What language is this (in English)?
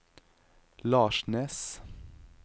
Norwegian